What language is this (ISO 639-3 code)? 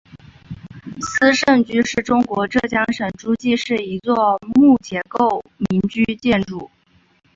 zho